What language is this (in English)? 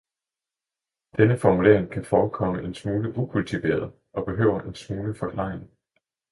Danish